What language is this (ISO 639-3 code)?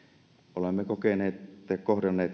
fin